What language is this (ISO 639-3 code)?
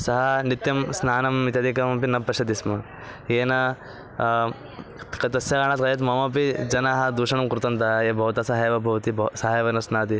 san